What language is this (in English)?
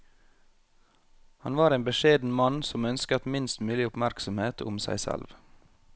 Norwegian